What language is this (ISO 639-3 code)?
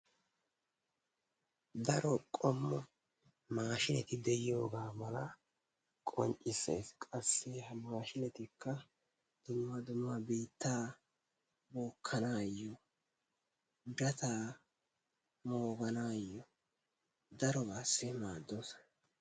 wal